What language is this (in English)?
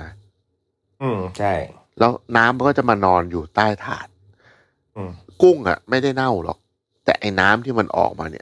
Thai